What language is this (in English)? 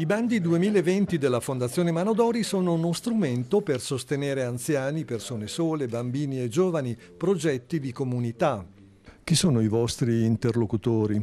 Italian